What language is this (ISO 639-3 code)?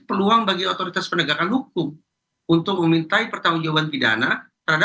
ind